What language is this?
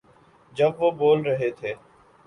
Urdu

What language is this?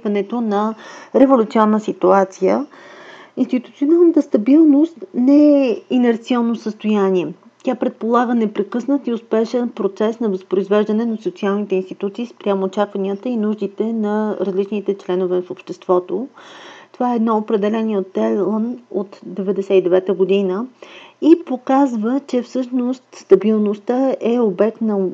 Bulgarian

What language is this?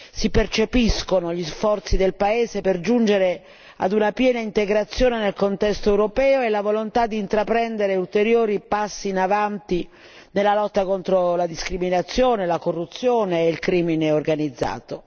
Italian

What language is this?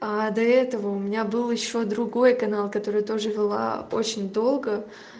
Russian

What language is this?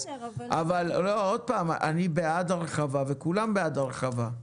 Hebrew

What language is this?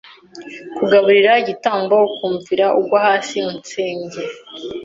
Kinyarwanda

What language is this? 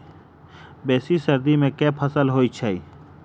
Maithili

